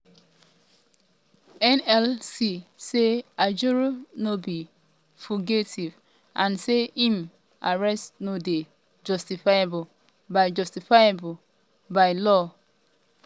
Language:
Nigerian Pidgin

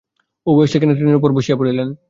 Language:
Bangla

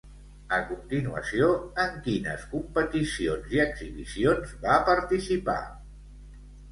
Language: Catalan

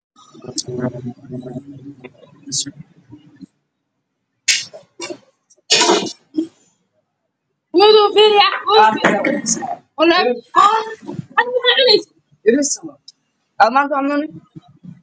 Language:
Somali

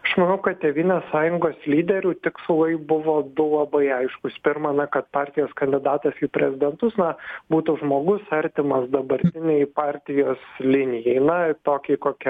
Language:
Lithuanian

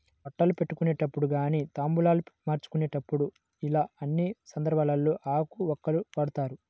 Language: Telugu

